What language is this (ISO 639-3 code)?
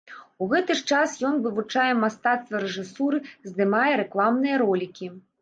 bel